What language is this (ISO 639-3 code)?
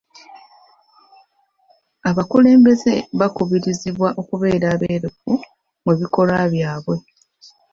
lug